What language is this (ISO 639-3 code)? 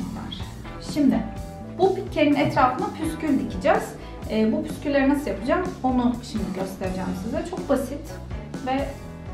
tur